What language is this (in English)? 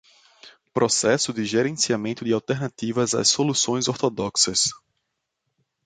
Portuguese